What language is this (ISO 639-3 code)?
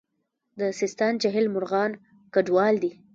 pus